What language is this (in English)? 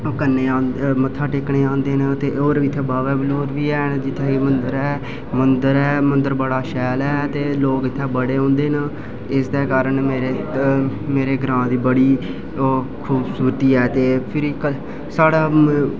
Dogri